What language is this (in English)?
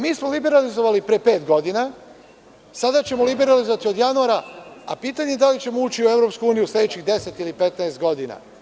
Serbian